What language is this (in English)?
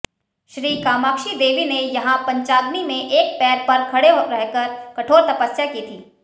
Hindi